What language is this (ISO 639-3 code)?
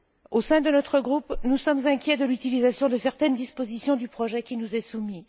fra